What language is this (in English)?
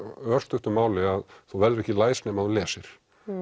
Icelandic